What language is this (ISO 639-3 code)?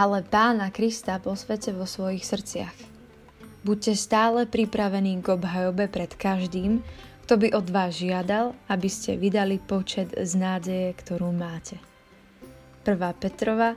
slk